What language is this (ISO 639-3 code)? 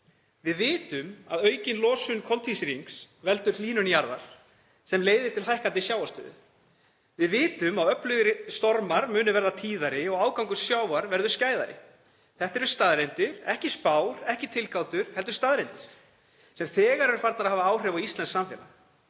isl